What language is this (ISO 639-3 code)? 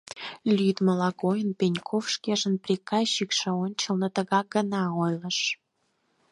chm